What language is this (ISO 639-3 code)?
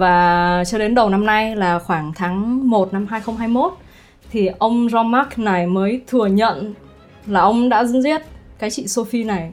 vie